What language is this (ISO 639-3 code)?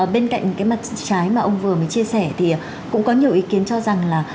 vie